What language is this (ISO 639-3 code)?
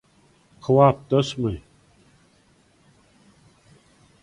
tuk